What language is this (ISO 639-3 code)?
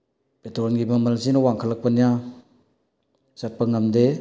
mni